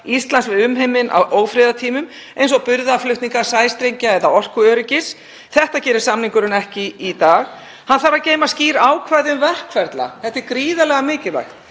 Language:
Icelandic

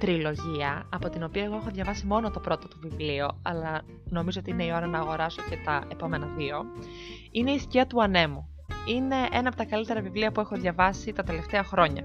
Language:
Greek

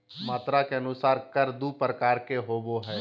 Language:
Magahi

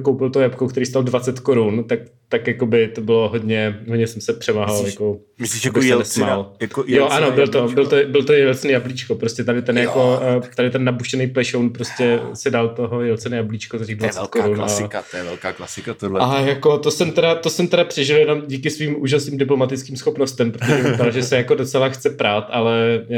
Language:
Czech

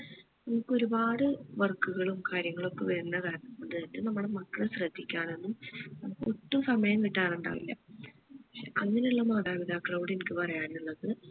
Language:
Malayalam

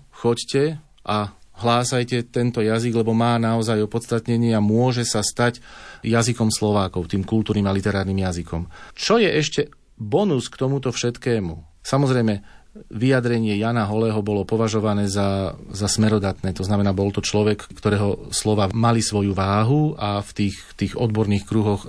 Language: Slovak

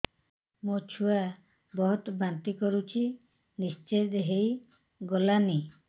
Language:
Odia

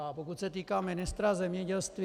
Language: Czech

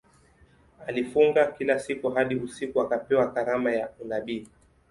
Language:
Swahili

